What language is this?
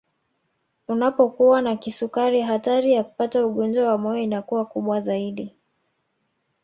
Swahili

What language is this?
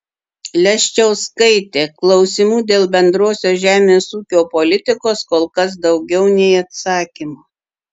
Lithuanian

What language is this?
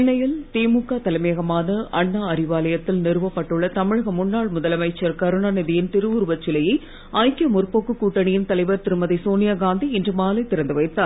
Tamil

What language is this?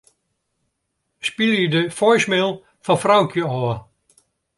Western Frisian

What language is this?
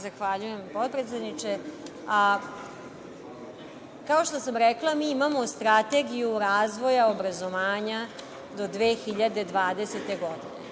Serbian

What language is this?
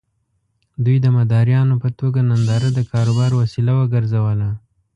Pashto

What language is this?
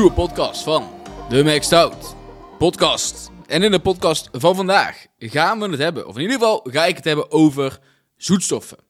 Dutch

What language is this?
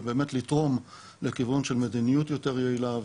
Hebrew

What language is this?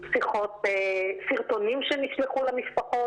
Hebrew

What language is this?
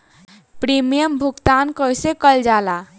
Bhojpuri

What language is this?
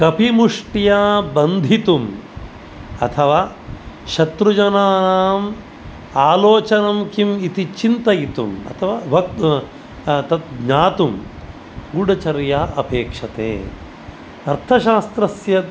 Sanskrit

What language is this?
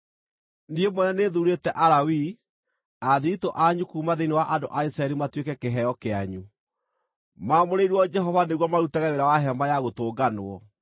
Kikuyu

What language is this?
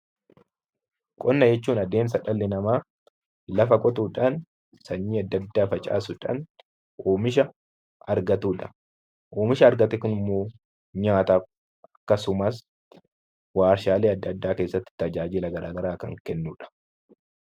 Oromo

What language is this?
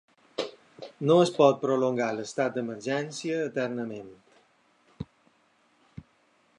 Catalan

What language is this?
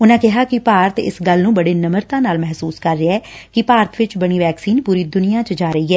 Punjabi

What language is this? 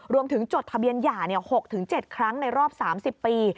Thai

